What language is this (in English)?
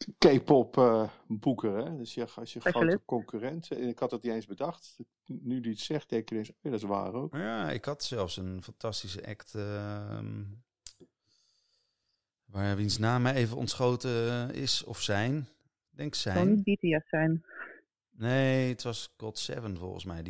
Dutch